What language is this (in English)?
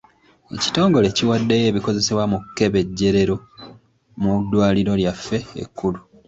Ganda